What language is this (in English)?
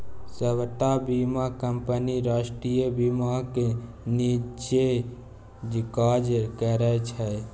Maithili